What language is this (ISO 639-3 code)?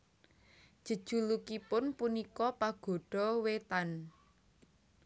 jav